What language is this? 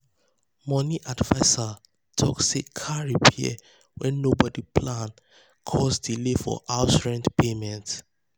Nigerian Pidgin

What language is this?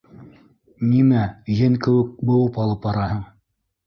Bashkir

